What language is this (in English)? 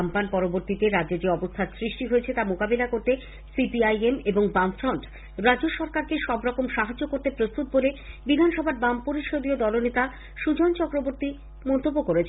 Bangla